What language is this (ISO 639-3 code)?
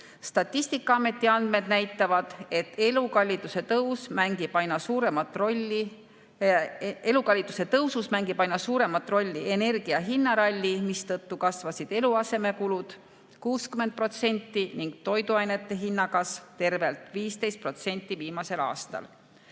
est